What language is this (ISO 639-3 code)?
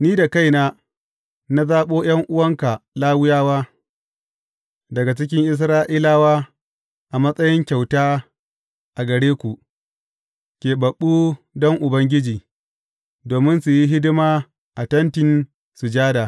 hau